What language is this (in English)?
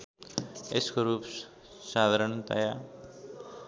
Nepali